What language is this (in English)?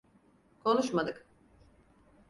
Turkish